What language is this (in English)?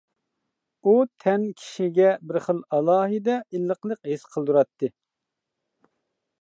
Uyghur